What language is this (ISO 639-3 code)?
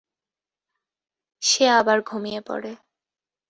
ben